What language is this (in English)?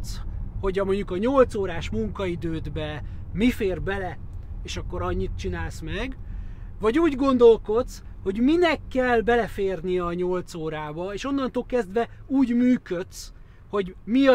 Hungarian